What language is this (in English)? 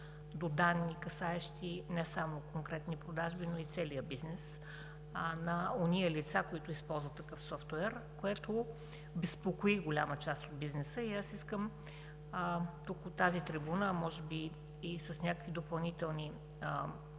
Bulgarian